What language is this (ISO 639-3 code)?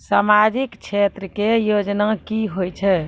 mai